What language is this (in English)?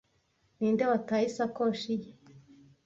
Kinyarwanda